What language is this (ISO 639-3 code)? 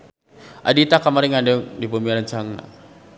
sun